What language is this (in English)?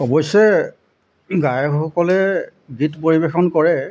Assamese